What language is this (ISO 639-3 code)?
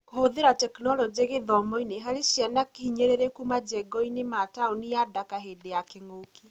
kik